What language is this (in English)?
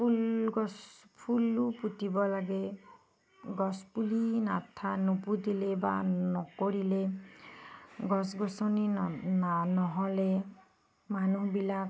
Assamese